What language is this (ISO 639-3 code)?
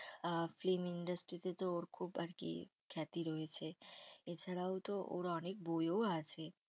ben